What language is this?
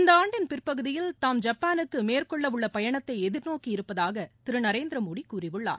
Tamil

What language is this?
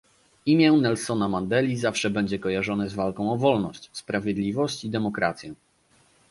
Polish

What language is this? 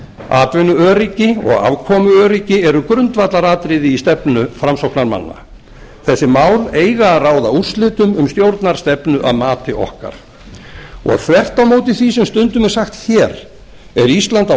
Icelandic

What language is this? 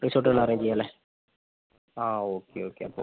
Malayalam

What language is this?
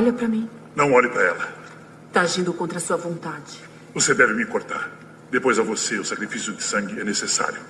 Portuguese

